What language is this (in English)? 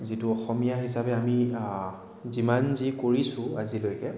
Assamese